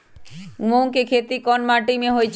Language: Magahi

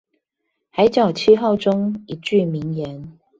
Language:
Chinese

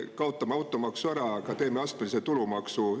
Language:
Estonian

